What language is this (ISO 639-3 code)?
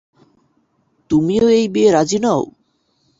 ben